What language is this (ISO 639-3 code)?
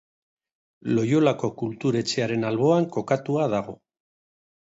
eus